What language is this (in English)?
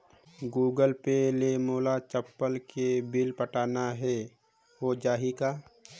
Chhattisgarhi